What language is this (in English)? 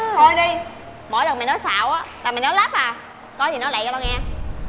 Vietnamese